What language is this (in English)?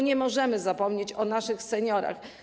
Polish